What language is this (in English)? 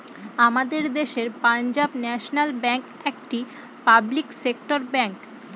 Bangla